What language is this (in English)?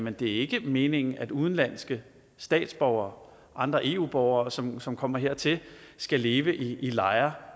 Danish